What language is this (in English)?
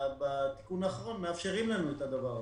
Hebrew